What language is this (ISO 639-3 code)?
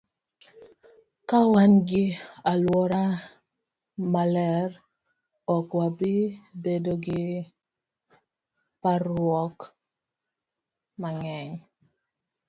luo